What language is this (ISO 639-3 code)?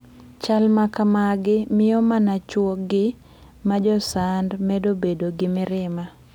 luo